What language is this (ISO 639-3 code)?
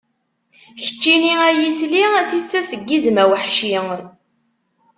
kab